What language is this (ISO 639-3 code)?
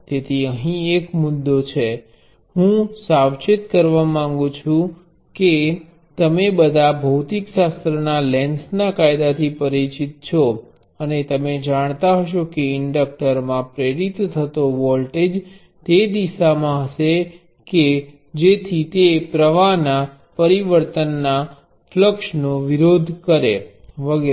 guj